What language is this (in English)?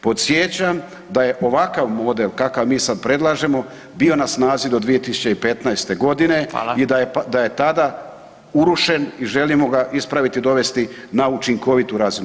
Croatian